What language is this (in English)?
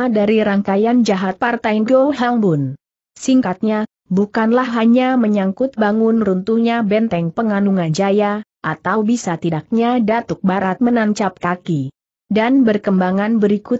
Indonesian